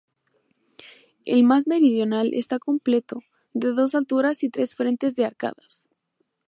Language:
Spanish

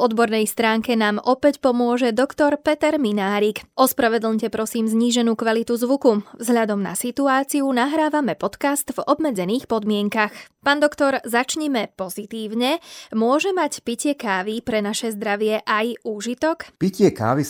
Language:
Slovak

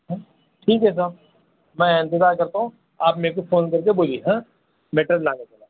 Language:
Urdu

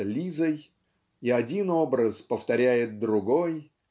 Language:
Russian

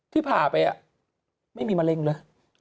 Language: Thai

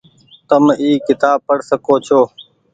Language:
Goaria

